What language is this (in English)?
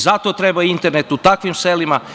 Serbian